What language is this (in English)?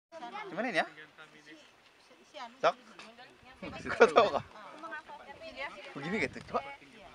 Indonesian